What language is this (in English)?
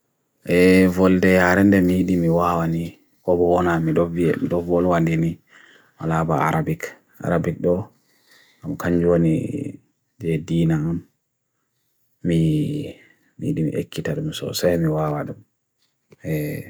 Bagirmi Fulfulde